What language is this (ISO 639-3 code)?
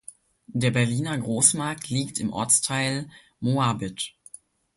deu